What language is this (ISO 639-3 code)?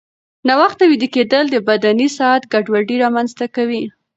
pus